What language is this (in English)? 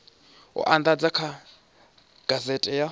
Venda